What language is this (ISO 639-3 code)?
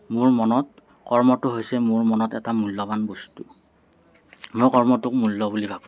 asm